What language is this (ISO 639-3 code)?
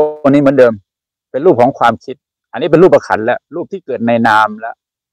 tha